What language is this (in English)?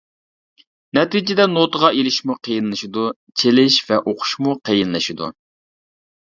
Uyghur